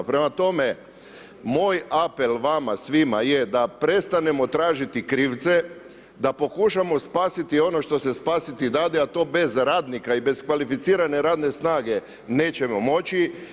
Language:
Croatian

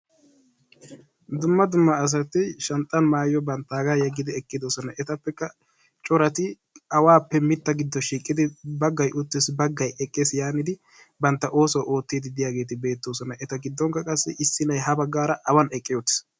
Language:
Wolaytta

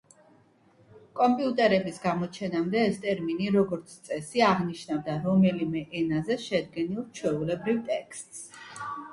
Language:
Georgian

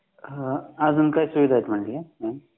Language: Marathi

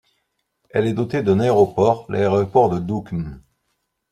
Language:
French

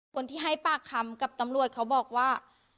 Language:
Thai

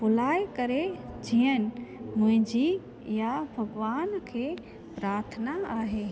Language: Sindhi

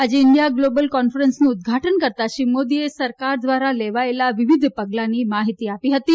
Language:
Gujarati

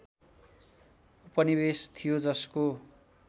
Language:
Nepali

